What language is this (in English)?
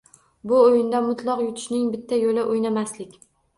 Uzbek